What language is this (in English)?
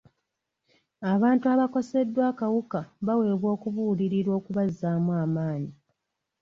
Ganda